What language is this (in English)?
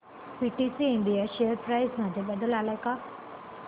Marathi